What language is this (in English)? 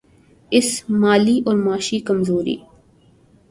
Urdu